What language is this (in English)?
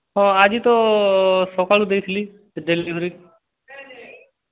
Odia